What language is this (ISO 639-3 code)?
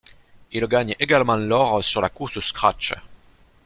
fra